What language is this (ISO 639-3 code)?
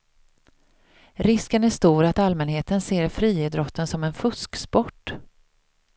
swe